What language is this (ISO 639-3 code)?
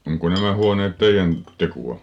fin